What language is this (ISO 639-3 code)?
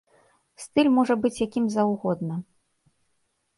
bel